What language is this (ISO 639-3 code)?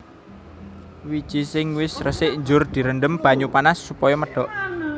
jav